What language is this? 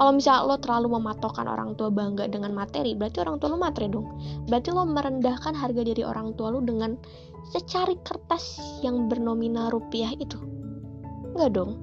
Indonesian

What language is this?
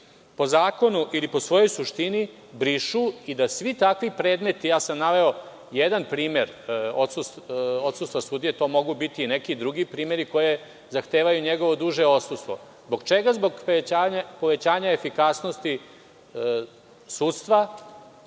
Serbian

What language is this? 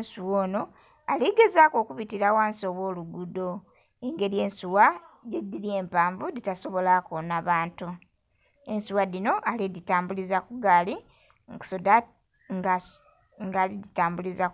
Soga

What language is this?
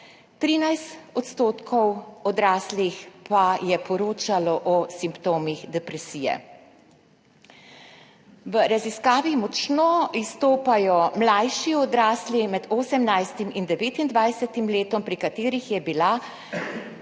Slovenian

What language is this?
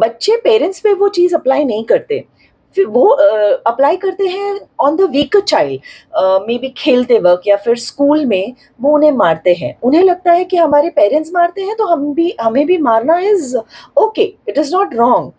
Hindi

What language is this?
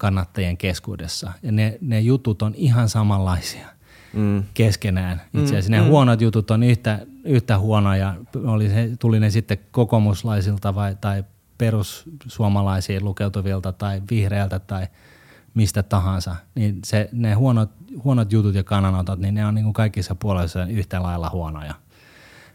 Finnish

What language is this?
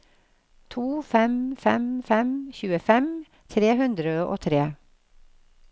Norwegian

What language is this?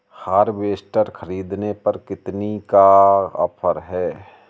Hindi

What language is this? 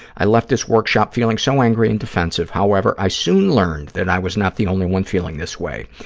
English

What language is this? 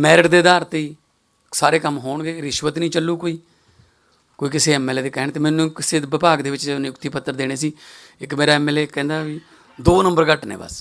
Hindi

